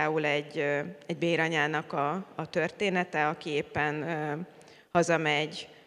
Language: Hungarian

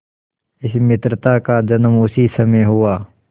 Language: Hindi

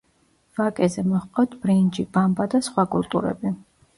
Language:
Georgian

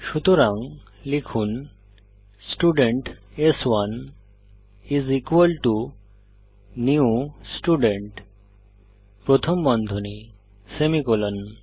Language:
Bangla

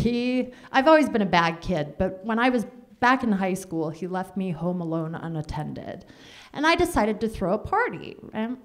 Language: English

